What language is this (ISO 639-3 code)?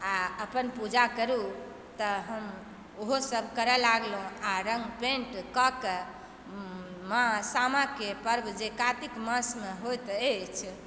mai